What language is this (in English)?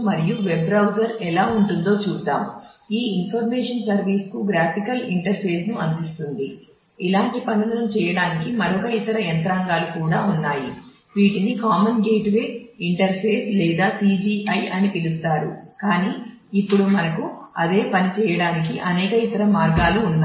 Telugu